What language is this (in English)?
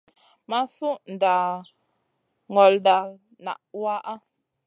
Masana